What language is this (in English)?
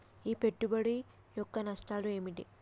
Telugu